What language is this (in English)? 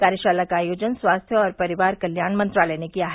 Hindi